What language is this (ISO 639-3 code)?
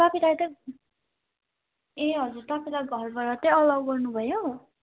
nep